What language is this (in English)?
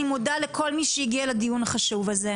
Hebrew